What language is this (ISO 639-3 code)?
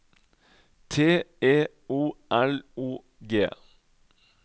nor